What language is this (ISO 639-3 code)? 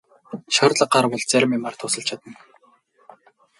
mon